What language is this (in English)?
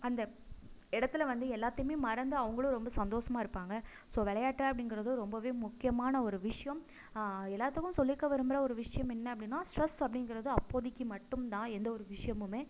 Tamil